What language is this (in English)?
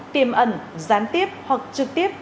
Vietnamese